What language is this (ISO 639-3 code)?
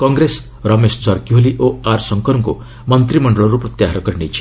ori